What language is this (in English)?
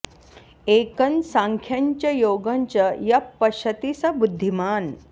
Sanskrit